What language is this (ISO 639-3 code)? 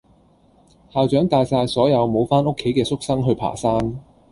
yue